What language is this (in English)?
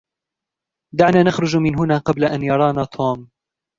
Arabic